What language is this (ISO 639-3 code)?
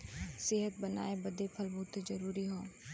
bho